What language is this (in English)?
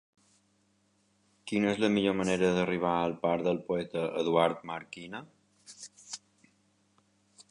Catalan